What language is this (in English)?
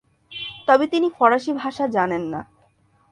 Bangla